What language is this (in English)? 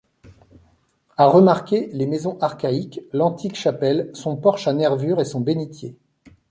French